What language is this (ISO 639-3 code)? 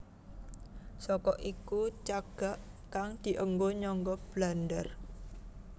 jav